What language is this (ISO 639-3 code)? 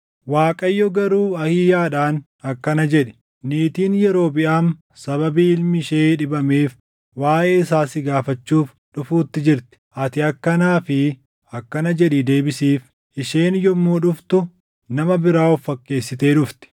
orm